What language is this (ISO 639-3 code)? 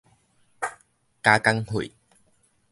nan